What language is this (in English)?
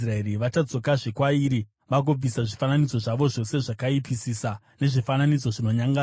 Shona